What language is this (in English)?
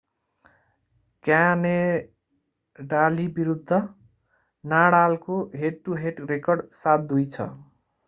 Nepali